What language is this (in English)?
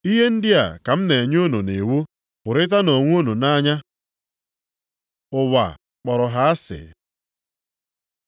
Igbo